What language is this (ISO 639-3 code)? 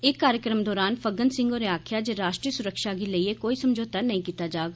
doi